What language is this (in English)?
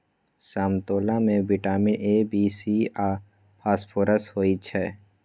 Maithili